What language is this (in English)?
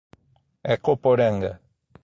Portuguese